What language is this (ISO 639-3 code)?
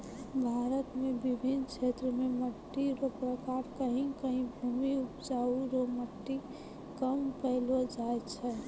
mai